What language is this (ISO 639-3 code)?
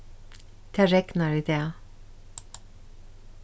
fao